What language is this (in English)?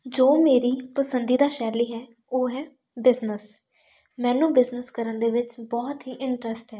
Punjabi